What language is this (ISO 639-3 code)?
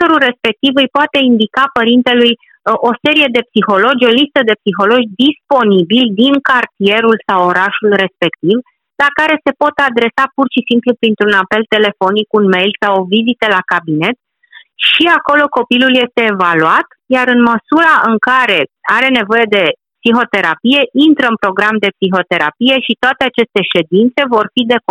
ron